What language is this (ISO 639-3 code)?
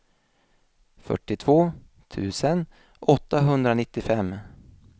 swe